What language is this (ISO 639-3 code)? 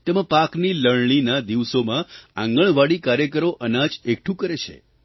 guj